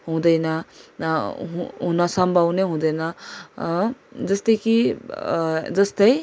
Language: Nepali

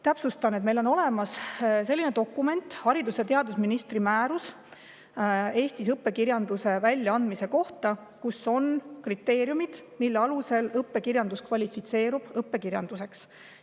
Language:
Estonian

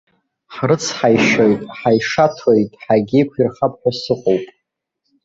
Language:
Abkhazian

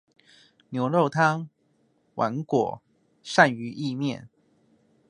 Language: Chinese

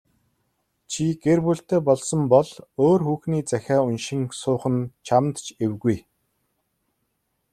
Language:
Mongolian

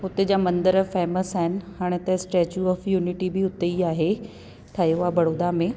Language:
Sindhi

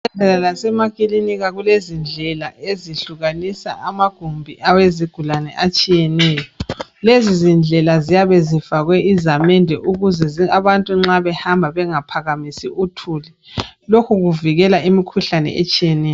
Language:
North Ndebele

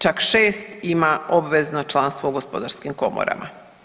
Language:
Croatian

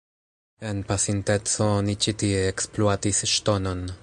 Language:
Esperanto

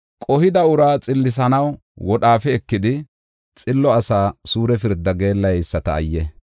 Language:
Gofa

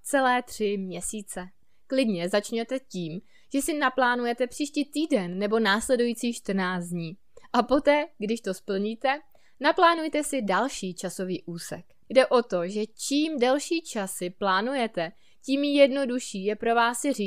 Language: Czech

